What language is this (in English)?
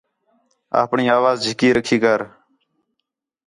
Khetrani